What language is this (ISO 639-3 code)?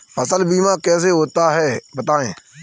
hin